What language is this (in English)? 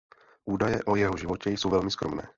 Czech